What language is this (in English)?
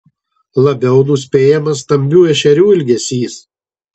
Lithuanian